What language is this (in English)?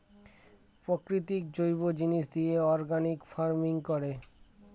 Bangla